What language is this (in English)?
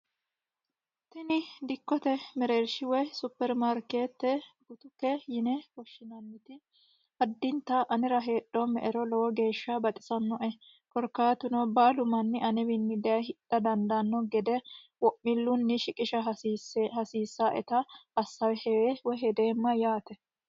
Sidamo